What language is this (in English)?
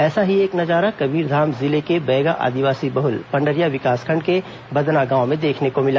Hindi